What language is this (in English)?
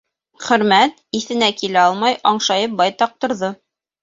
Bashkir